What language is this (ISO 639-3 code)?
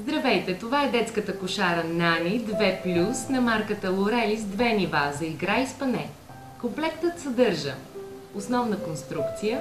nld